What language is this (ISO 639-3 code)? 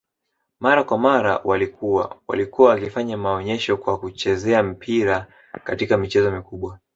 swa